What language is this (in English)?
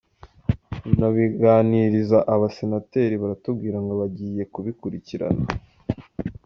Kinyarwanda